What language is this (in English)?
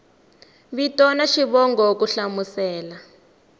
Tsonga